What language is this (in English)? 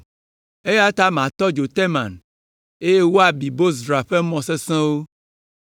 Ewe